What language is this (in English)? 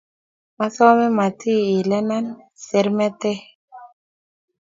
Kalenjin